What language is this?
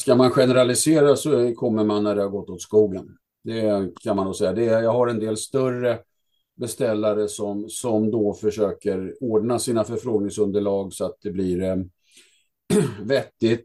Swedish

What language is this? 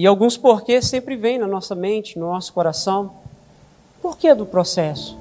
Portuguese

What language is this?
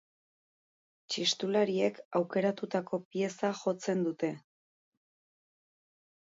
Basque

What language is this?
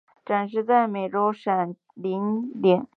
Chinese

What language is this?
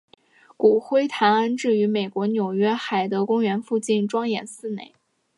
Chinese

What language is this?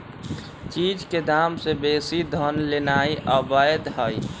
Magahi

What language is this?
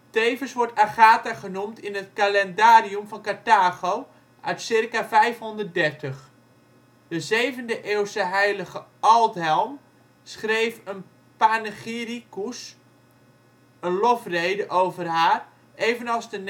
Dutch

